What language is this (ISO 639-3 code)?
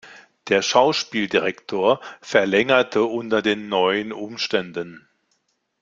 deu